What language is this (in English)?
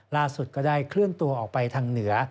Thai